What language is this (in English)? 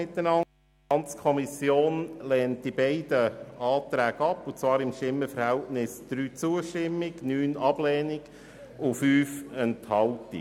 Swiss German